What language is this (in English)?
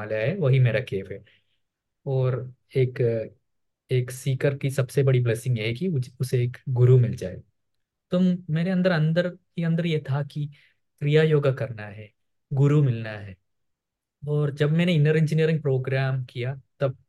Hindi